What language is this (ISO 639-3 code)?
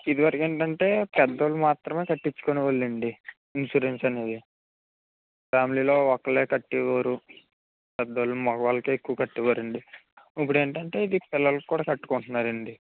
tel